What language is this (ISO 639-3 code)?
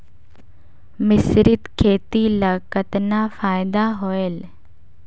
hne